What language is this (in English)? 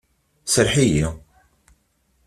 Kabyle